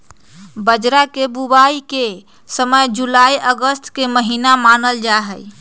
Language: Magahi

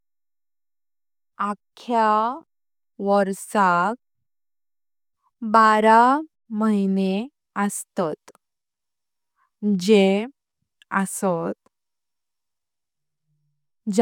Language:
Konkani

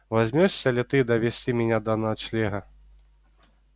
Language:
Russian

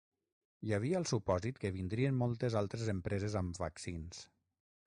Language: Catalan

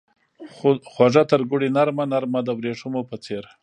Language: Pashto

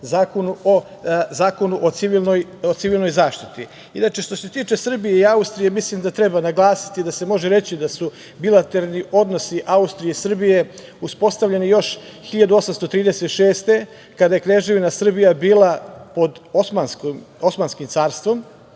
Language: Serbian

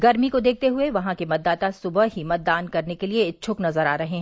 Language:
Hindi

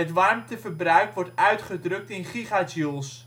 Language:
Dutch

